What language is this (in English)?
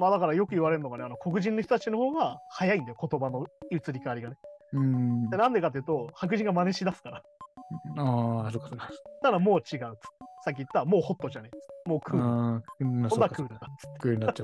Japanese